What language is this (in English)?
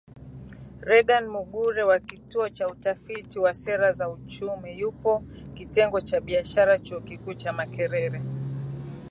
Swahili